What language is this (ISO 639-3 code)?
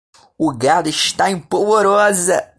por